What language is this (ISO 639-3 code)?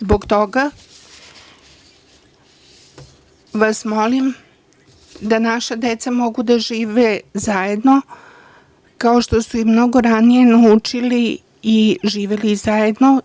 srp